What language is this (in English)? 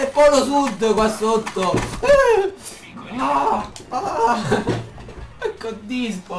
Italian